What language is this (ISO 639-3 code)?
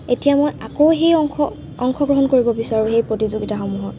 asm